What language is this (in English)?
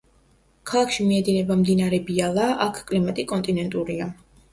Georgian